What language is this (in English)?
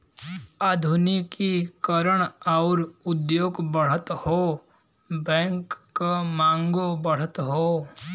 Bhojpuri